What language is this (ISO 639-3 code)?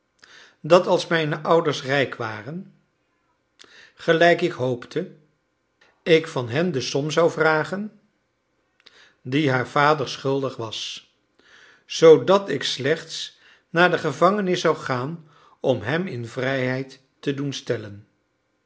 nld